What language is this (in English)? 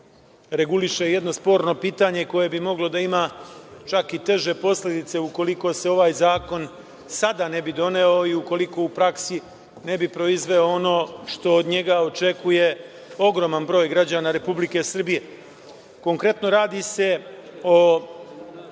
Serbian